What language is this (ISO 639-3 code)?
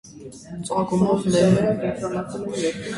hye